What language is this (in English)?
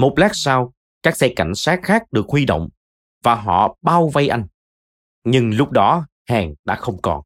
Vietnamese